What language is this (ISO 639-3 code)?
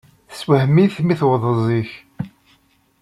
kab